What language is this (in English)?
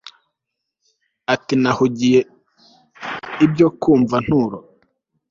Kinyarwanda